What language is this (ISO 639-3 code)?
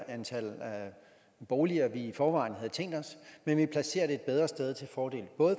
dan